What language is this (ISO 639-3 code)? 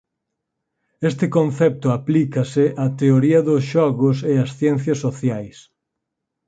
glg